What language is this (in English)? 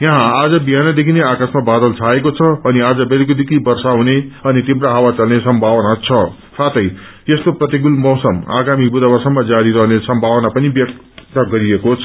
Nepali